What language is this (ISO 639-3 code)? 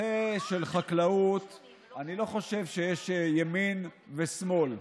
heb